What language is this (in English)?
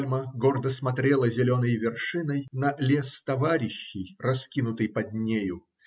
Russian